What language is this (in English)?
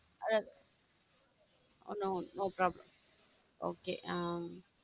Tamil